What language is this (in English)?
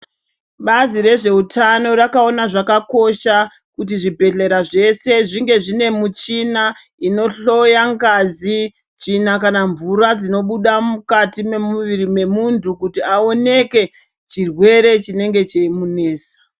Ndau